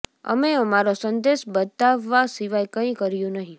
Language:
Gujarati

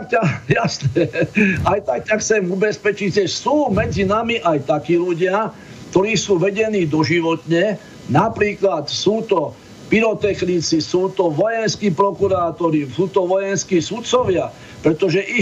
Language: Slovak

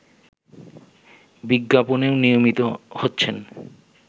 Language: Bangla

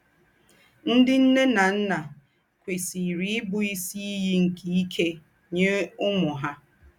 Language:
Igbo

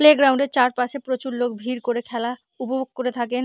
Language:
Bangla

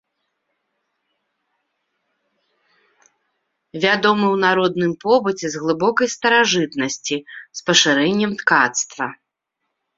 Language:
Belarusian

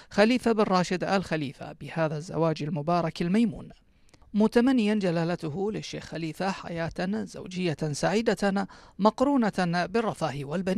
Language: Arabic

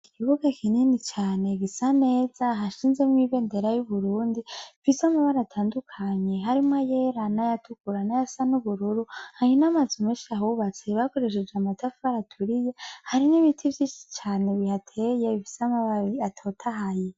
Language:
Rundi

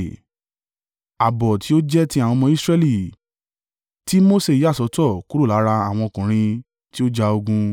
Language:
Yoruba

